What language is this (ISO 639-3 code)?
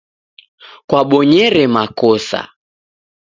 dav